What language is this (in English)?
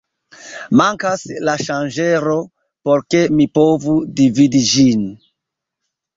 Esperanto